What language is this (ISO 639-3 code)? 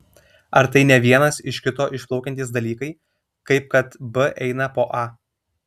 lit